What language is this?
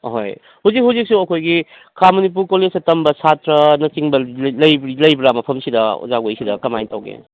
Manipuri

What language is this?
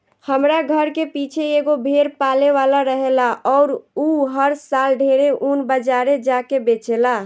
Bhojpuri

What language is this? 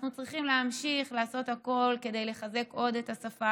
Hebrew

